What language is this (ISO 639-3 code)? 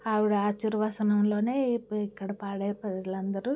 tel